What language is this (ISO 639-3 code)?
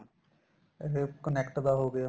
pan